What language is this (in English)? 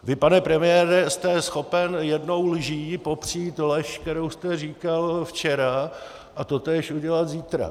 Czech